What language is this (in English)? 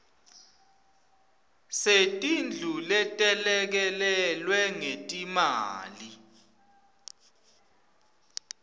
Swati